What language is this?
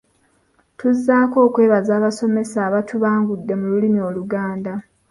Ganda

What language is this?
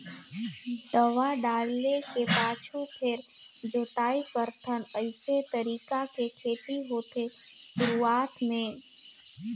Chhattisgarhi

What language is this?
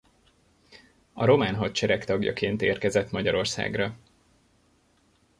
Hungarian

